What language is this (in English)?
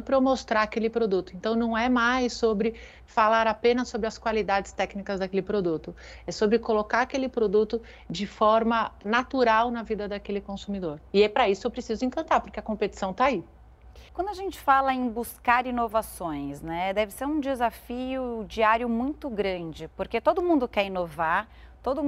Portuguese